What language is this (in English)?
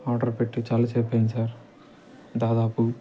Telugu